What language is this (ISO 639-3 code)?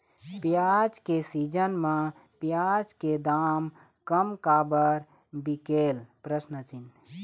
hne